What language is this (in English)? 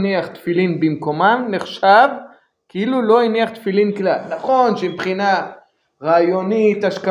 Hebrew